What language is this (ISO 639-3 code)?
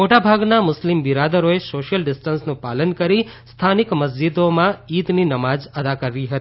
guj